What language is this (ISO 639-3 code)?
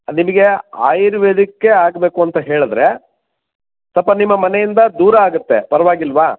kan